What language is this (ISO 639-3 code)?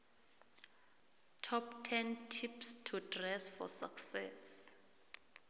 nbl